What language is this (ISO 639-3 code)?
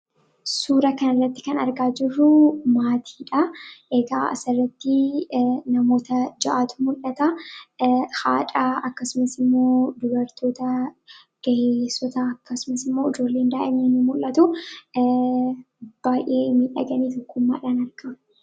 orm